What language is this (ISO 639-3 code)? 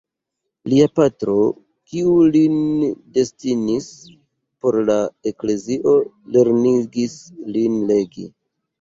epo